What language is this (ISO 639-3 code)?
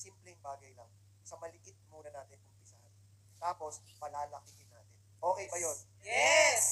fil